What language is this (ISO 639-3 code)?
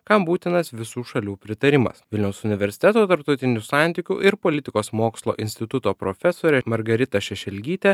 lit